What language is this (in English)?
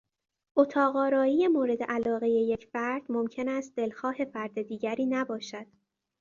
Persian